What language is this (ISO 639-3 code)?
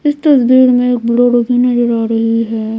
hin